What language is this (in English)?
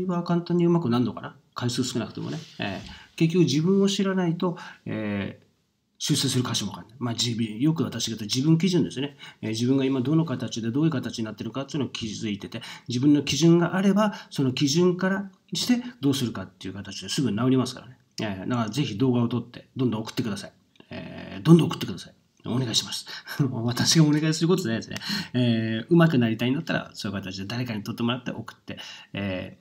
Japanese